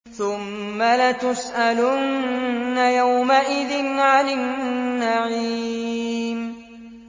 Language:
Arabic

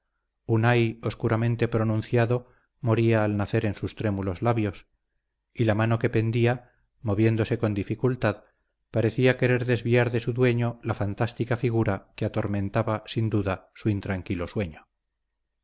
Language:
Spanish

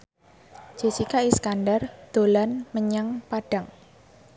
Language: Javanese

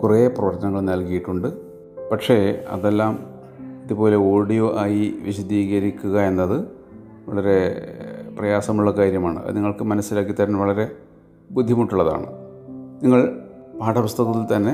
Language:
Malayalam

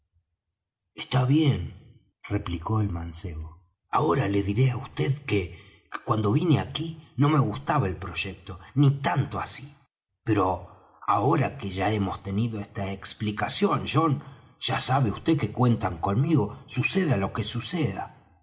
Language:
Spanish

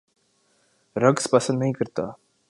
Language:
Urdu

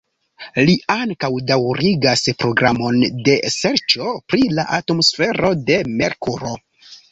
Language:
Esperanto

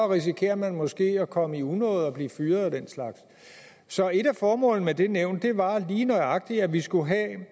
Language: Danish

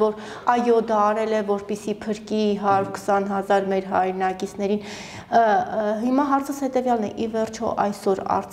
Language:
Turkish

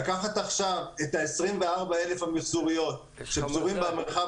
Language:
Hebrew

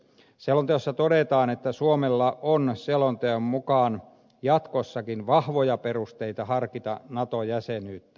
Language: Finnish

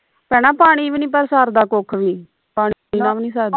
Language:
Punjabi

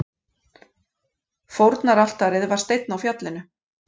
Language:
Icelandic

